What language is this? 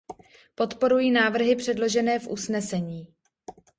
Czech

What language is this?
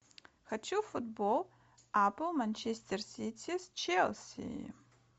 Russian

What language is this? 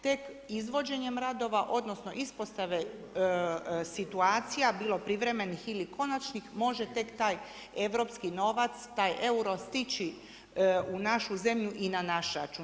Croatian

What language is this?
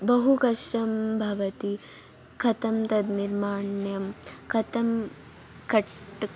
Sanskrit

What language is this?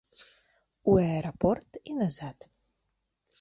Belarusian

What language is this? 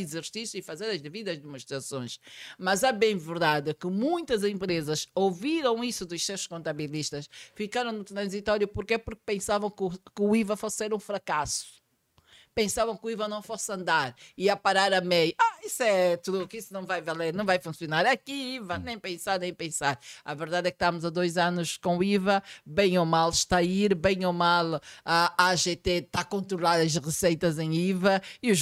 Portuguese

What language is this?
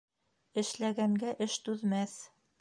Bashkir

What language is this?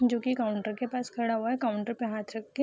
Hindi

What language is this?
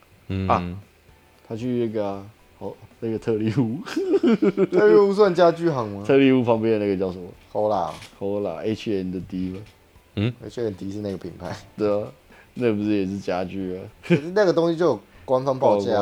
Chinese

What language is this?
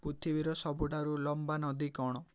Odia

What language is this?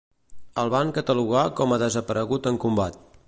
Catalan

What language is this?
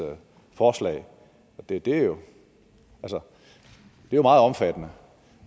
Danish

